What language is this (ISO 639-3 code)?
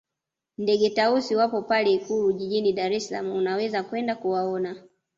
swa